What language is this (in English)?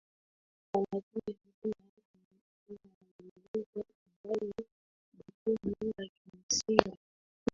Swahili